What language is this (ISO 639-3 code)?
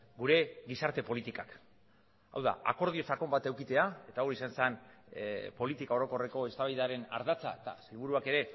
eus